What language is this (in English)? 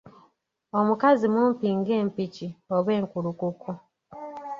Ganda